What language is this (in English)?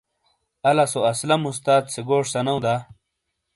Shina